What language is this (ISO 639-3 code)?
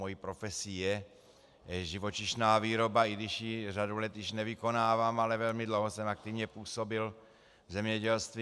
ces